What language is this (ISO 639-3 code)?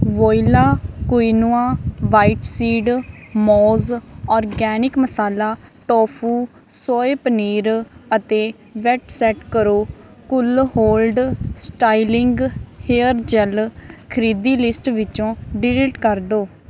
pan